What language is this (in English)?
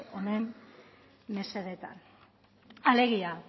Basque